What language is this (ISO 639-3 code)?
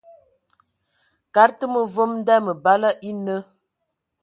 ewo